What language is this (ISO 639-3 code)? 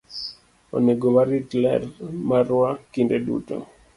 luo